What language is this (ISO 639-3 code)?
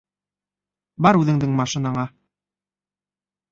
bak